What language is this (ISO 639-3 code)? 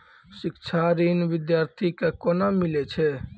mai